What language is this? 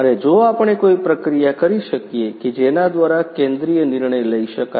Gujarati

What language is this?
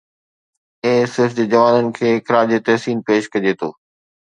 Sindhi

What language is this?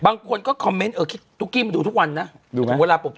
Thai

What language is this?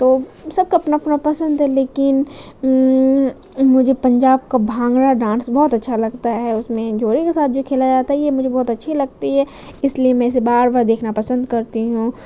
Urdu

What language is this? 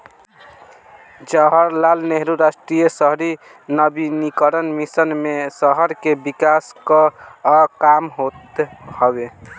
Bhojpuri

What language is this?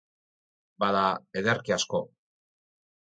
Basque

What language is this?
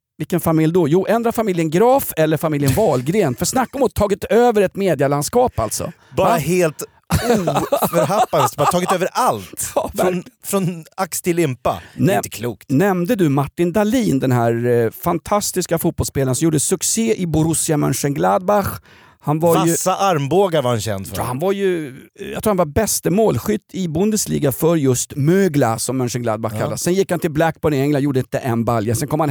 Swedish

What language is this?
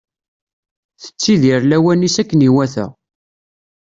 Kabyle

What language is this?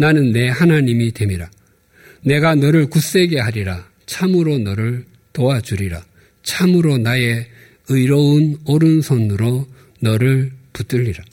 Korean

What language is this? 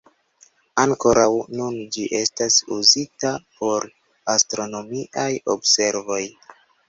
Esperanto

